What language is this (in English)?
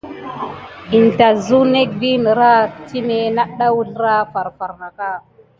Gidar